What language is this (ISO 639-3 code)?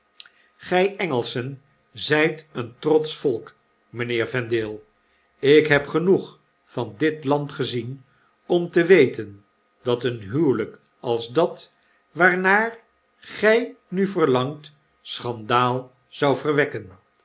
nld